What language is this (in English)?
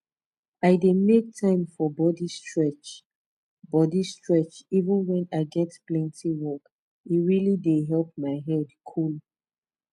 Nigerian Pidgin